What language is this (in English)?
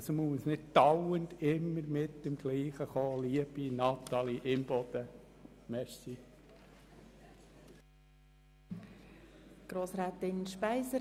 Swiss German